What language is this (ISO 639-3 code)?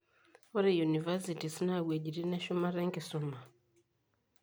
mas